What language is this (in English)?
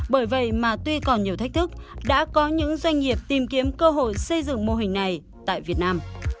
Vietnamese